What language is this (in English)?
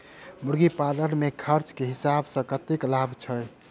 Maithili